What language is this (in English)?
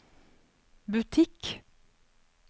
Norwegian